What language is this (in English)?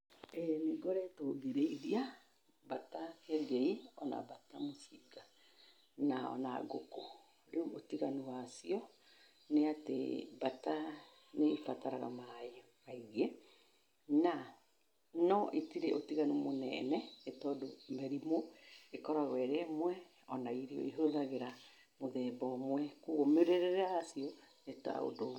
Kikuyu